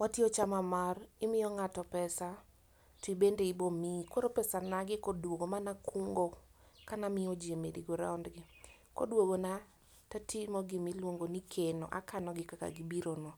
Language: Luo (Kenya and Tanzania)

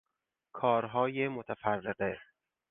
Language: Persian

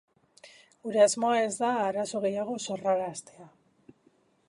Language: Basque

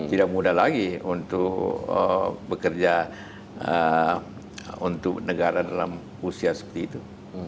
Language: Indonesian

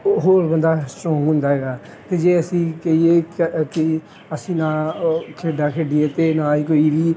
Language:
Punjabi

